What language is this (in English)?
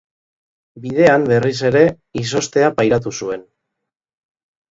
Basque